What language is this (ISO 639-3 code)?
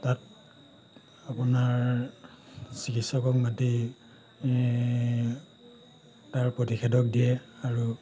asm